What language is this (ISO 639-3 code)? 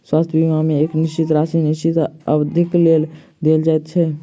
mai